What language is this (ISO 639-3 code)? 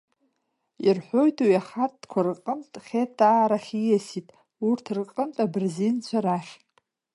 abk